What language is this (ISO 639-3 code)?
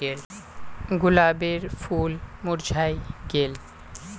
mag